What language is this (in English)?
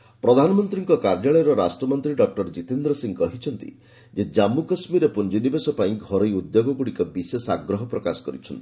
Odia